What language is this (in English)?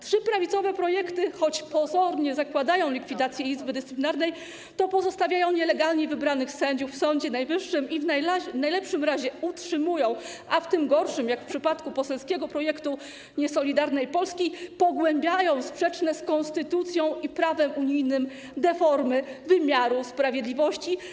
Polish